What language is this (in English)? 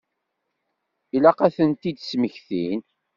Kabyle